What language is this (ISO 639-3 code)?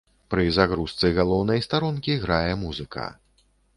bel